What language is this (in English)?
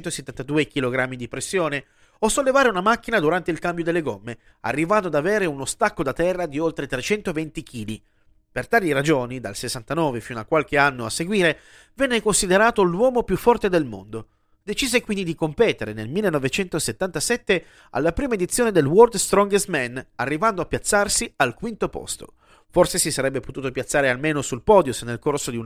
Italian